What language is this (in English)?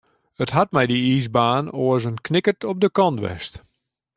Western Frisian